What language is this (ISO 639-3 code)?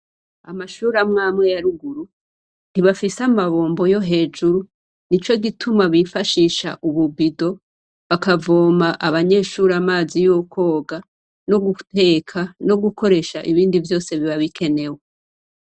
run